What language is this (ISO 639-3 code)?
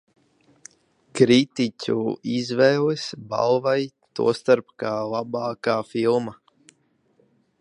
lav